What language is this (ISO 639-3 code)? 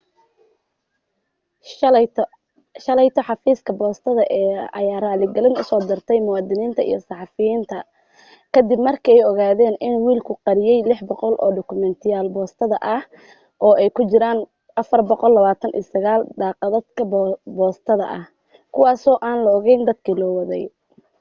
som